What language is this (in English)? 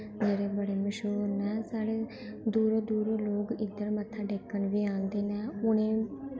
Dogri